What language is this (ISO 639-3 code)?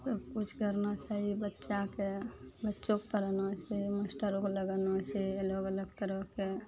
mai